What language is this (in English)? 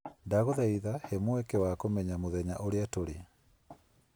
Kikuyu